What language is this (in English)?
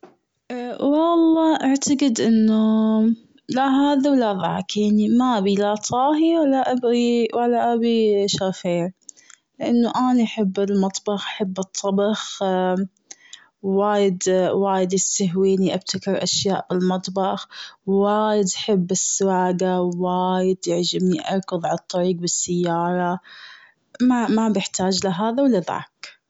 Gulf Arabic